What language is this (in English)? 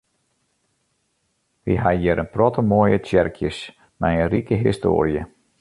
Western Frisian